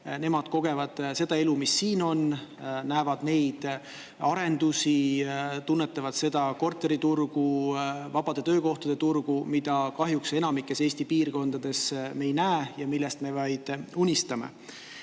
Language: Estonian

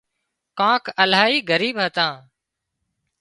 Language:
Wadiyara Koli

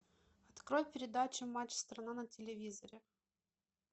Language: Russian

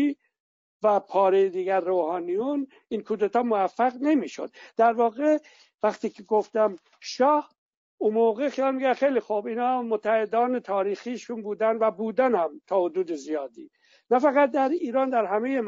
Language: Persian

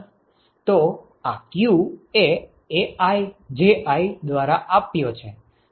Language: Gujarati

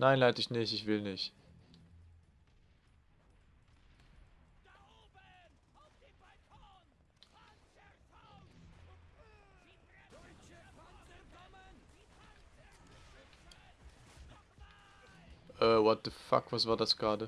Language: German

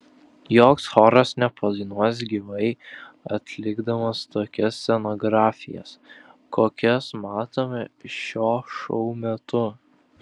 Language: Lithuanian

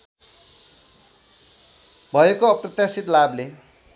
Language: Nepali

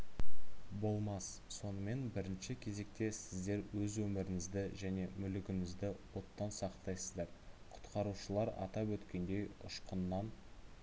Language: Kazakh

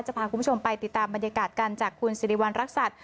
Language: Thai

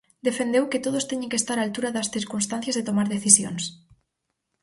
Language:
Galician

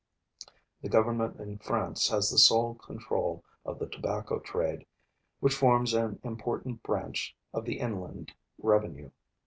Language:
English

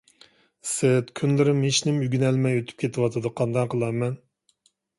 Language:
Uyghur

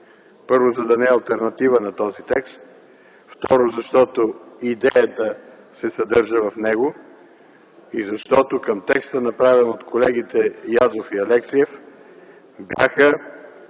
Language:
Bulgarian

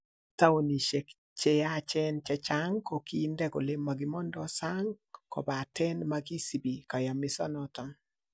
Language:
Kalenjin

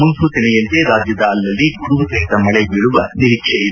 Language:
Kannada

